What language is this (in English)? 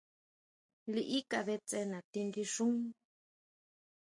Huautla Mazatec